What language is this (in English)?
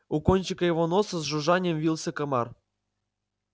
Russian